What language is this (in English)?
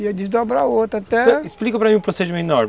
Portuguese